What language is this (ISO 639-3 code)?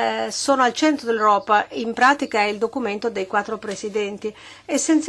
ita